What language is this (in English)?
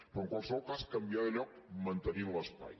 Catalan